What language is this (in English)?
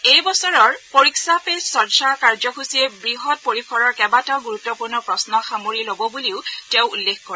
Assamese